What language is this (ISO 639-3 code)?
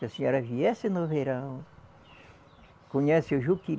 por